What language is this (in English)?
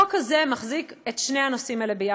Hebrew